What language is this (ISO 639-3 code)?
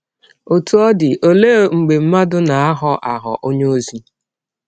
ibo